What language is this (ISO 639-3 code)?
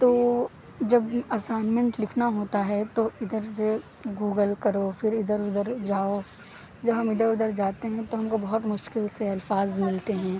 urd